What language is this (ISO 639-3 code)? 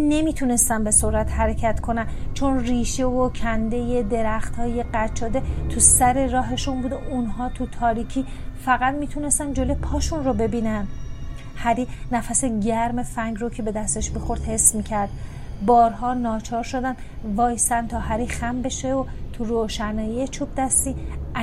fas